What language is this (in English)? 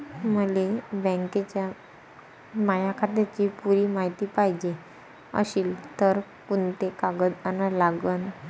Marathi